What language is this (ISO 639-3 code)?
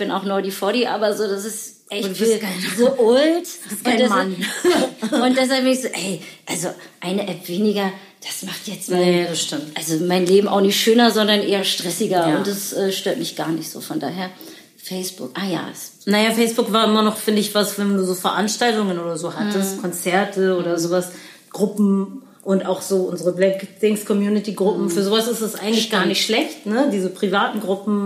deu